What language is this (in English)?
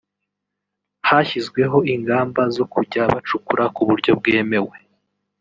Kinyarwanda